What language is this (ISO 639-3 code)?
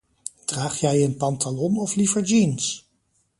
nld